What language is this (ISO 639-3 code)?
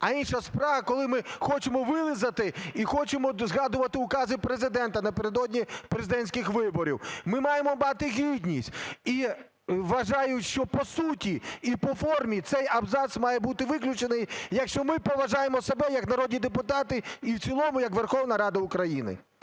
ukr